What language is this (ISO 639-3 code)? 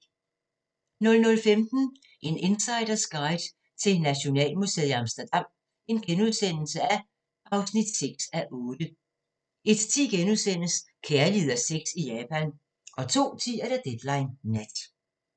dan